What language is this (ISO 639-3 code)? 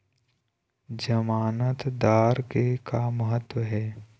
hne